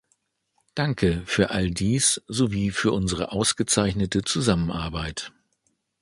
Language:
German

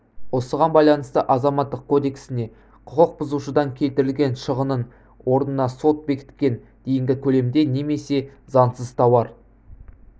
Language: Kazakh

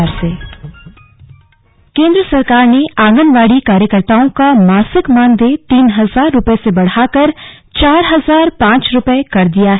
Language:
Hindi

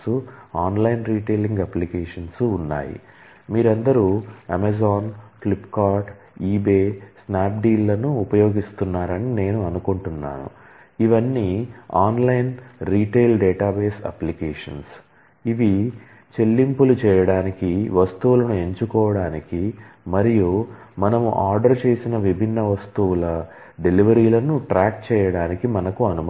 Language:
Telugu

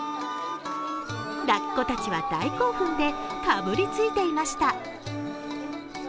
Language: Japanese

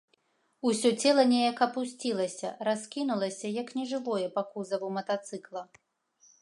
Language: Belarusian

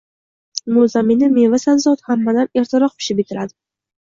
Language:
Uzbek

